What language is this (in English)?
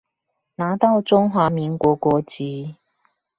Chinese